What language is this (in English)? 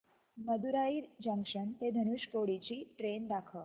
Marathi